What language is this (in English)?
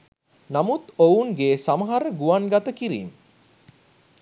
Sinhala